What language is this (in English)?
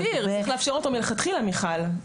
Hebrew